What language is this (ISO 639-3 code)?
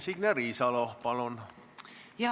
est